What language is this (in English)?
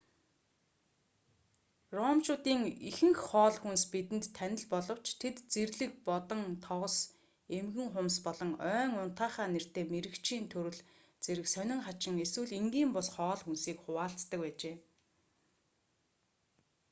Mongolian